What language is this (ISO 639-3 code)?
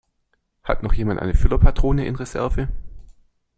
deu